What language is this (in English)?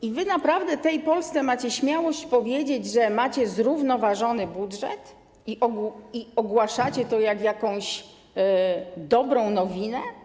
Polish